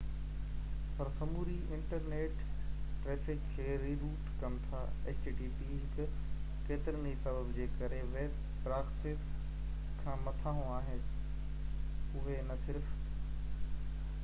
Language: Sindhi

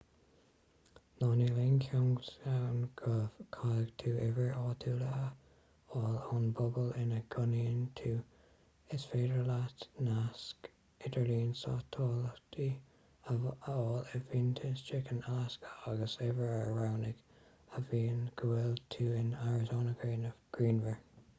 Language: Irish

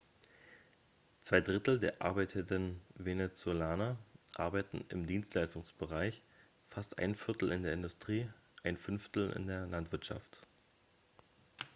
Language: German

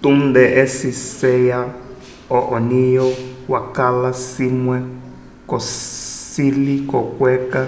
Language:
Umbundu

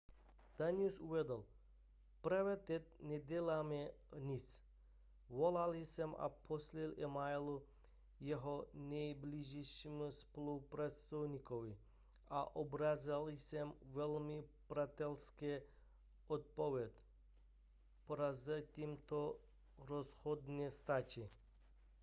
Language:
Czech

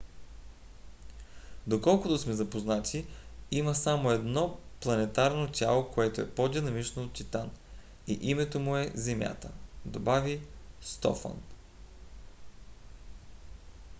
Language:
Bulgarian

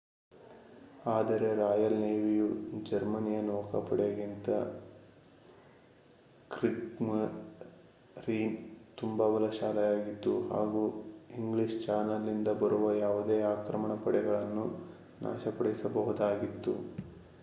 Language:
Kannada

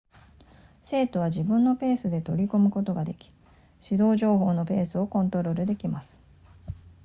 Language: Japanese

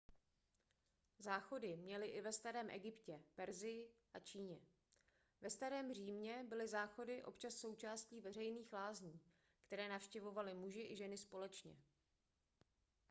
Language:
Czech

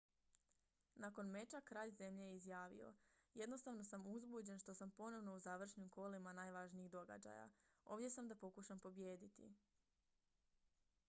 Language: Croatian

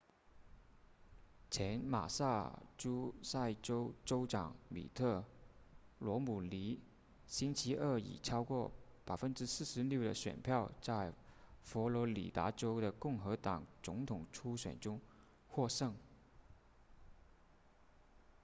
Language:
Chinese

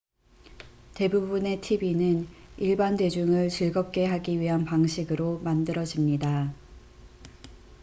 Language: Korean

